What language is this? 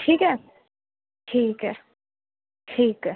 Urdu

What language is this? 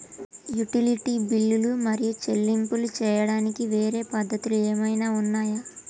Telugu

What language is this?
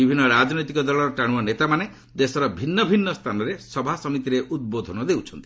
Odia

